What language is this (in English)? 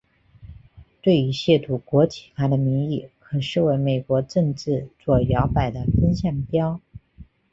Chinese